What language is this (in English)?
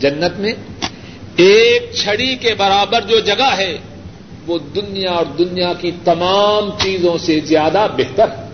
Urdu